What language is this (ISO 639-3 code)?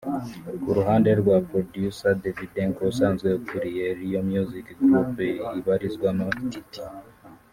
kin